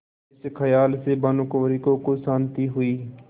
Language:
Hindi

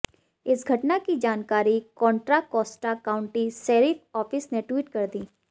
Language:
Hindi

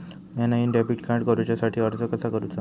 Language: Marathi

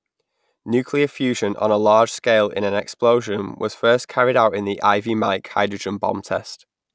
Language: English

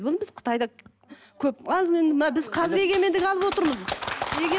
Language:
Kazakh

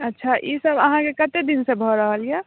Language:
Maithili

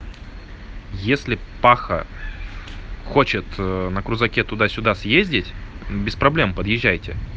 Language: Russian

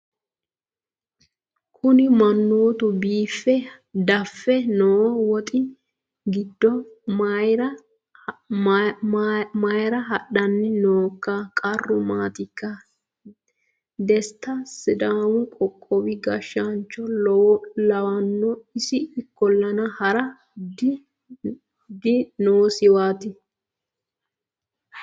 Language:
Sidamo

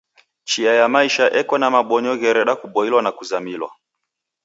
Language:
Taita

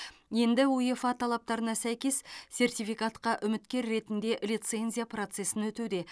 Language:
Kazakh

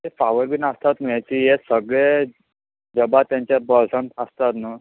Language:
Konkani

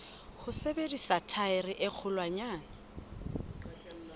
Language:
Southern Sotho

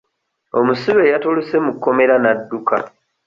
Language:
Ganda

